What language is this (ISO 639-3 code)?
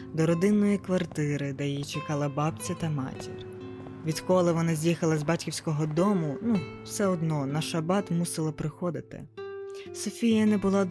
ukr